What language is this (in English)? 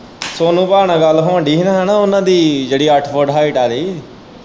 Punjabi